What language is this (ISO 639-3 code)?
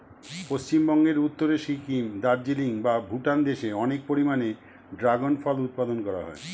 ben